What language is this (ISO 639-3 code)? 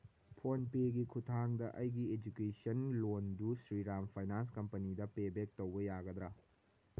mni